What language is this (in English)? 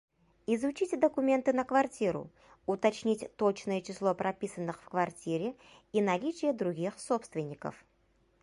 Bashkir